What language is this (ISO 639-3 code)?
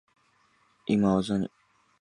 jpn